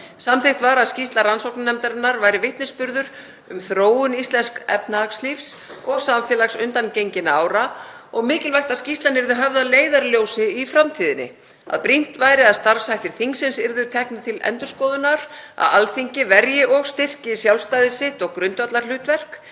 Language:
Icelandic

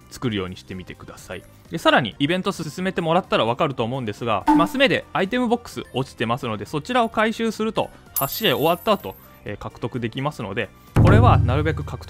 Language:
Japanese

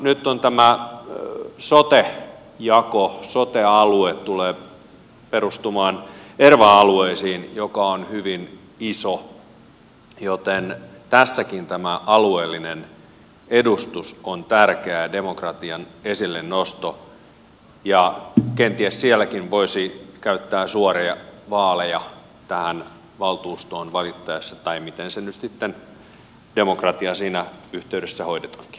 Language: Finnish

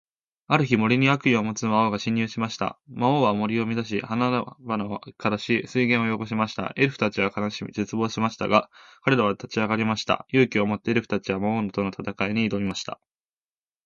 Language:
Japanese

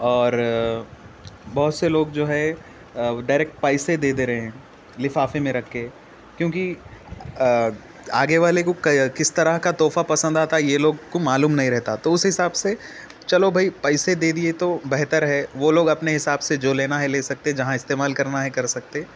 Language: Urdu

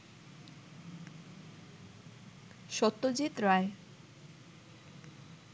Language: Bangla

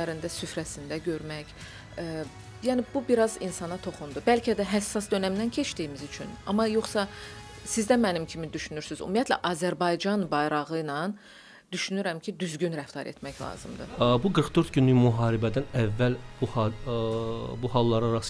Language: Turkish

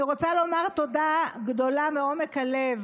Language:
Hebrew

